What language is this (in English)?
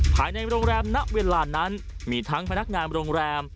Thai